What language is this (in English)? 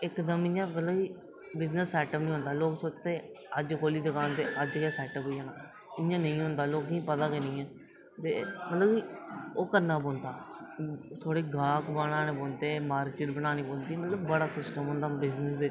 Dogri